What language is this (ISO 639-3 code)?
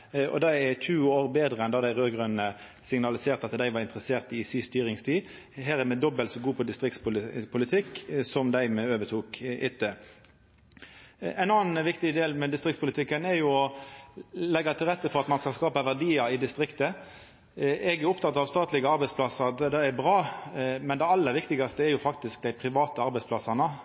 nno